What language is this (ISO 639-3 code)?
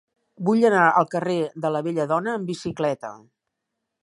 cat